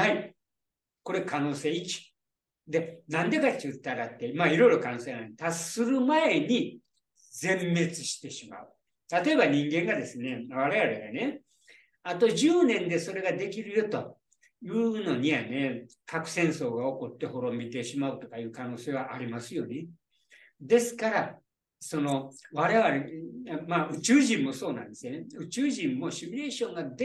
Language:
Japanese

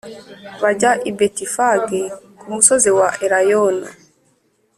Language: Kinyarwanda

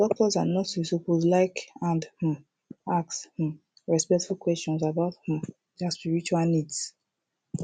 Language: Nigerian Pidgin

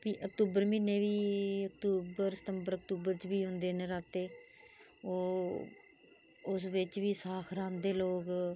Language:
Dogri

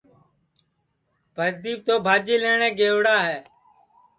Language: Sansi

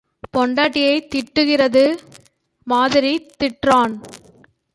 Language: Tamil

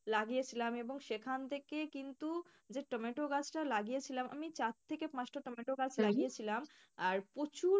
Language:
Bangla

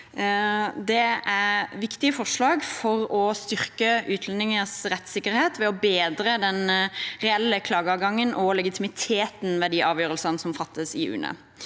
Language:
Norwegian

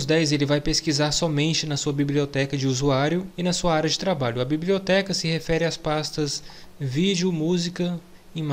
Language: Portuguese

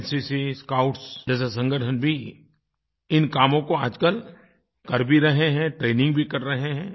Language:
Hindi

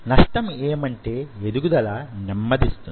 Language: Telugu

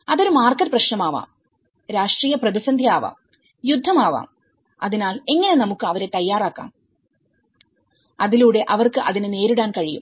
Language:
Malayalam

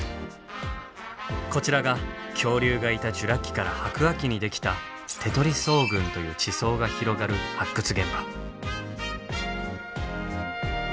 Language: Japanese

